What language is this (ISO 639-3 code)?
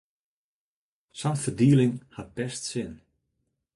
fry